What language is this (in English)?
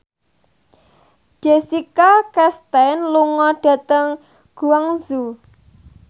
Javanese